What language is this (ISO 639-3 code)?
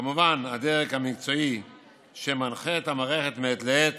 heb